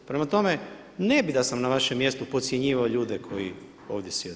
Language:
Croatian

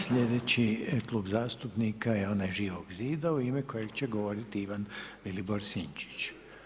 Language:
Croatian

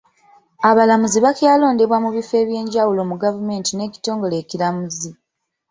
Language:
Ganda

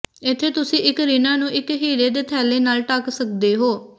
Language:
Punjabi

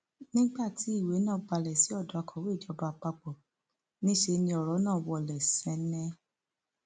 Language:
Yoruba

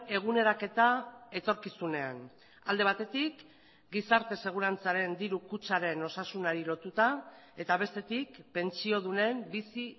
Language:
Basque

